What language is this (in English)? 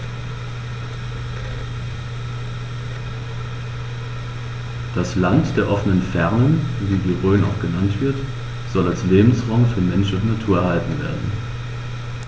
German